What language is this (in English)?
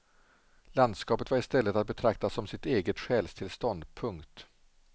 Swedish